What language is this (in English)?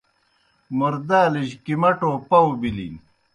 Kohistani Shina